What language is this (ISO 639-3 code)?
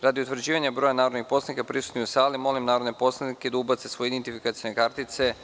srp